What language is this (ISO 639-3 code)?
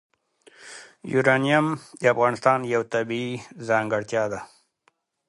pus